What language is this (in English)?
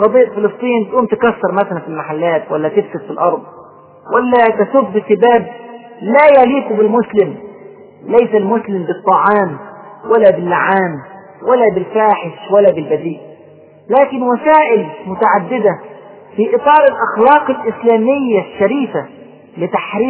Arabic